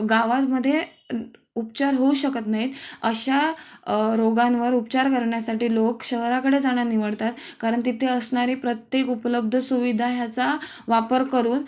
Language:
Marathi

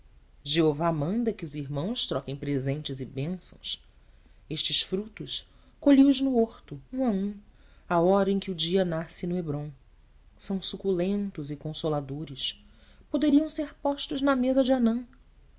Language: Portuguese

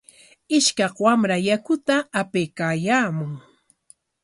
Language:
Corongo Ancash Quechua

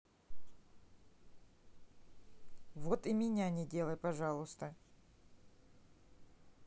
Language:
Russian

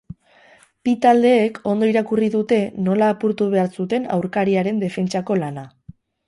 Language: Basque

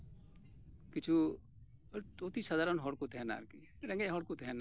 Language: Santali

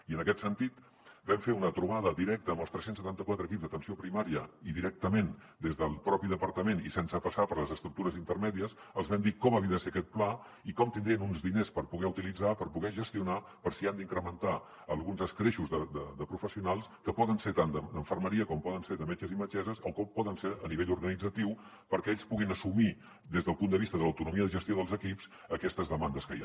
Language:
Catalan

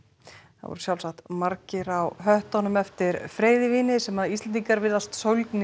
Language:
Icelandic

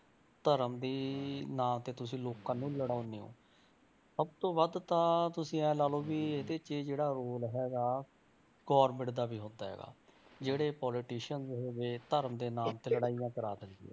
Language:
Punjabi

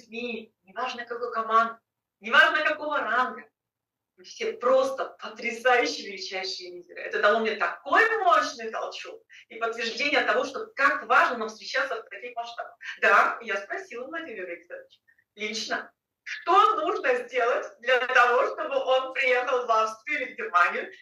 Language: Russian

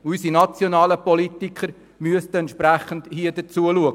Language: Swiss German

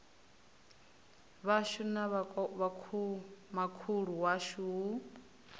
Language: Venda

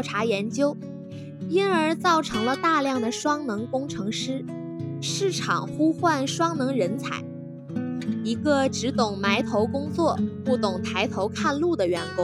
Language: Chinese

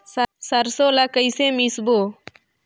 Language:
Chhattisgarhi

